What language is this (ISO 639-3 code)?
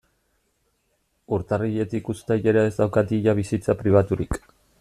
eus